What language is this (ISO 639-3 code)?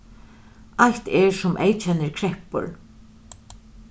fao